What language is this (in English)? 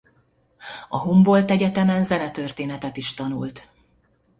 Hungarian